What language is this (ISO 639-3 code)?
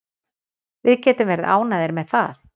isl